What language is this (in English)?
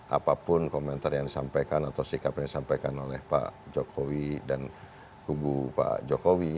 Indonesian